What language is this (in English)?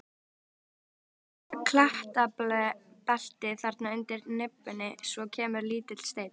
Icelandic